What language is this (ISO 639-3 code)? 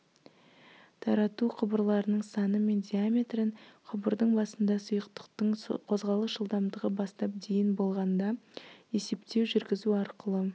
kaz